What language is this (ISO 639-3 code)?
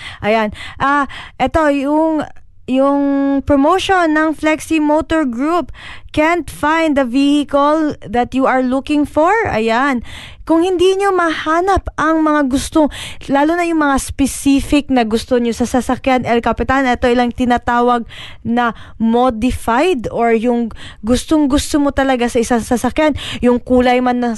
fil